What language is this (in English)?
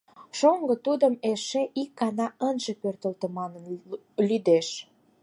Mari